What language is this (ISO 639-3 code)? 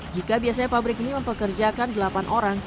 ind